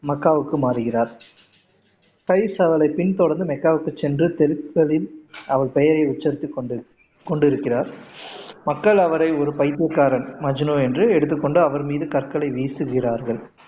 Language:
Tamil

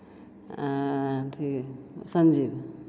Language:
Maithili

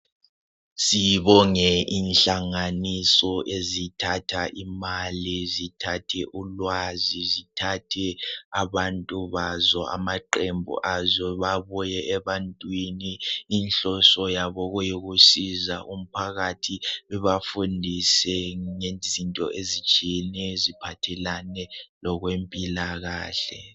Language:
North Ndebele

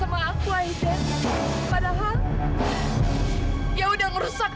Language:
Indonesian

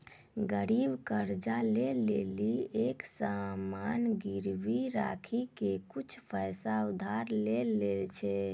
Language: Maithili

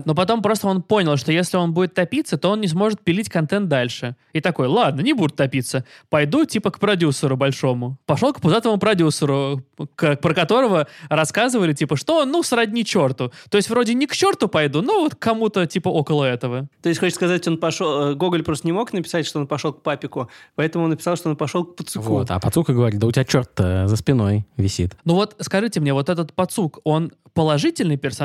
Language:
Russian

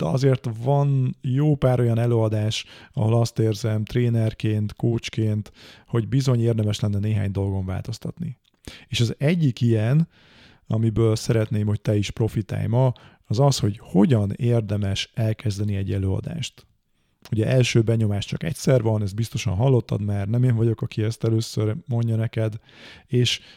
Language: Hungarian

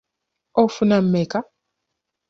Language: Ganda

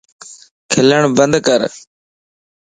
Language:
Lasi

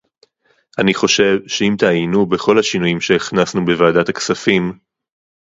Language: Hebrew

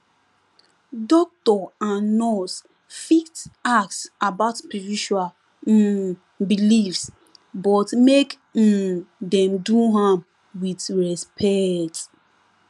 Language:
Nigerian Pidgin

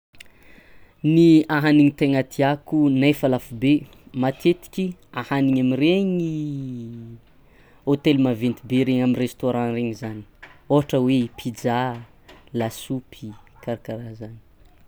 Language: Tsimihety Malagasy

